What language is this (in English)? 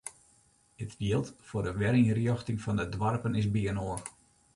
Western Frisian